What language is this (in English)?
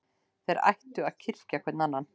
Icelandic